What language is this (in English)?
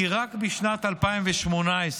Hebrew